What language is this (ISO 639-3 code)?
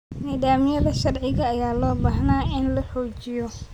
som